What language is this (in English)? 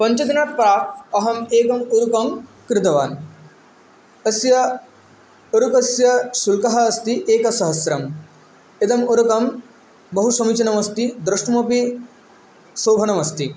Sanskrit